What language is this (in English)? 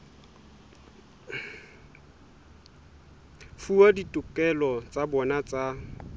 Southern Sotho